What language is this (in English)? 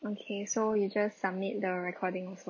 English